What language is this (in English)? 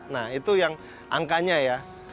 Indonesian